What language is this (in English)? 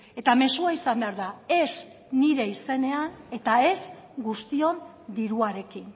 Basque